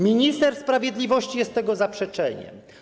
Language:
Polish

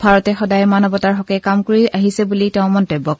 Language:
Assamese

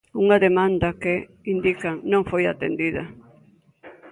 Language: Galician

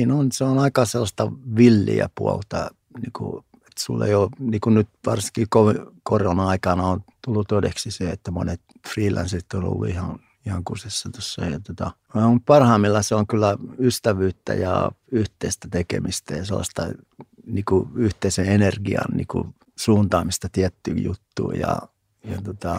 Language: Finnish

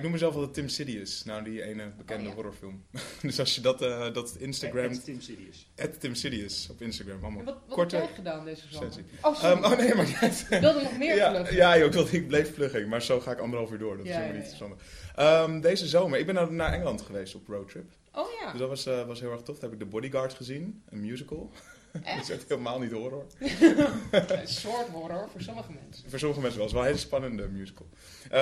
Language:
Dutch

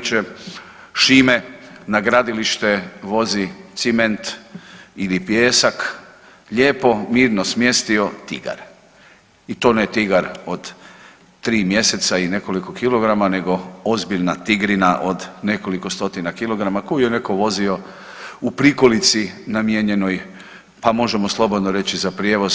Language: Croatian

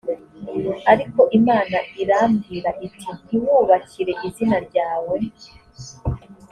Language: Kinyarwanda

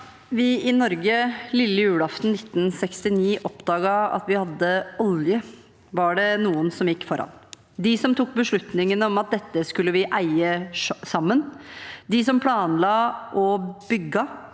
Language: Norwegian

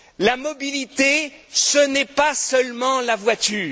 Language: French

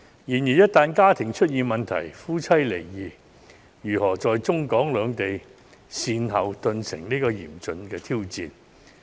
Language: Cantonese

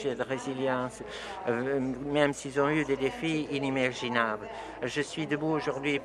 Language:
French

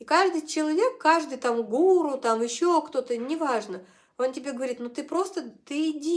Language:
Russian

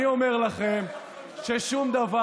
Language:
Hebrew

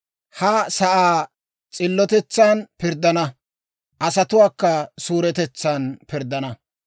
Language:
Dawro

